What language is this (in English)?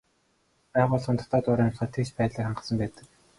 Mongolian